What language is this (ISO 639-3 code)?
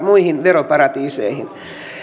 fin